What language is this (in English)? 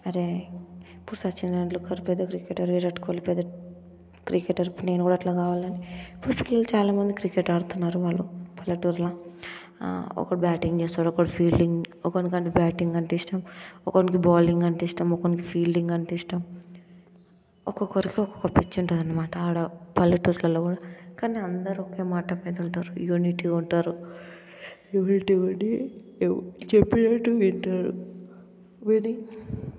Telugu